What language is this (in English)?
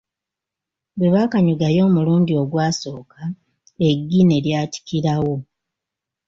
Ganda